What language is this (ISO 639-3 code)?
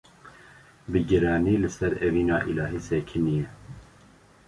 kur